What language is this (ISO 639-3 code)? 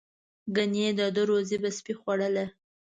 pus